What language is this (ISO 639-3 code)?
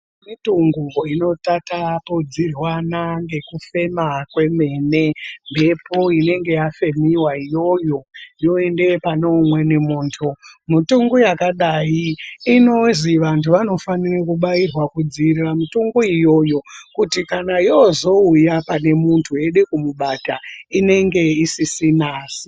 ndc